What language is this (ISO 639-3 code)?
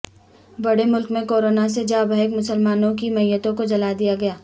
urd